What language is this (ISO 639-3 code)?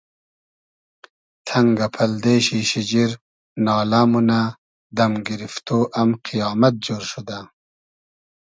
haz